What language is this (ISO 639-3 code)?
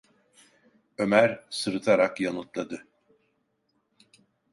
tur